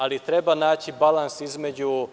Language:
Serbian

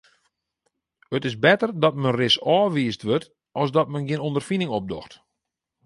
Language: Western Frisian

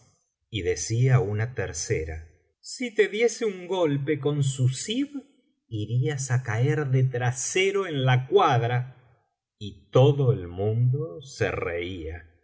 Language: Spanish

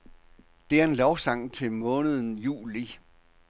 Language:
Danish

